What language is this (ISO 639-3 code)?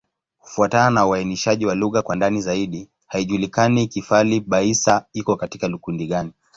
swa